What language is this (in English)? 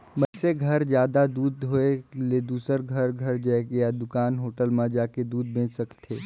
Chhattisgarhi